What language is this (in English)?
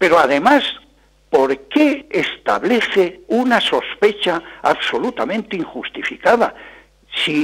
Spanish